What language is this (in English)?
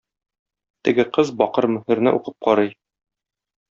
Tatar